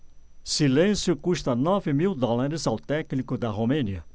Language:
Portuguese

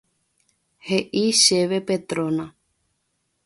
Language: Guarani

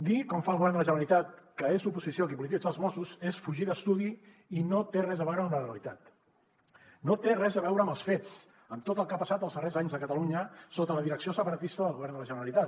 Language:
Catalan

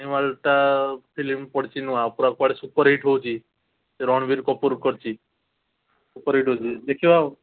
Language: Odia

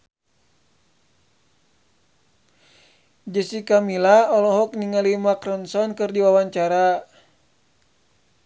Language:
Sundanese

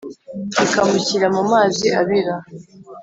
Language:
Kinyarwanda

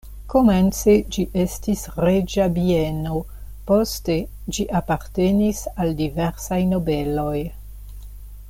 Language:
Esperanto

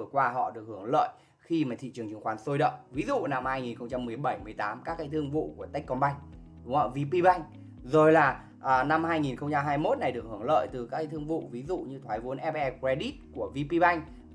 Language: Vietnamese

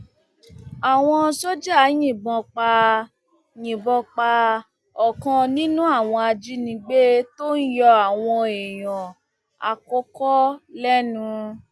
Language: Yoruba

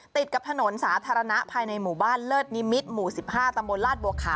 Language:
Thai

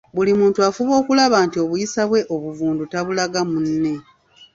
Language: Ganda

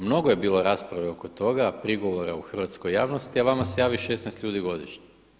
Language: Croatian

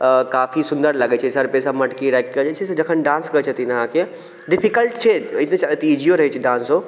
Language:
Maithili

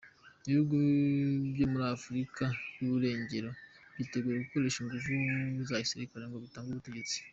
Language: Kinyarwanda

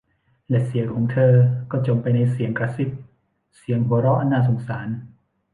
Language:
Thai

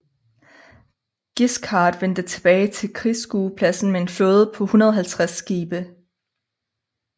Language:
Danish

